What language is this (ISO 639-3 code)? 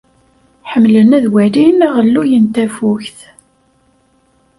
kab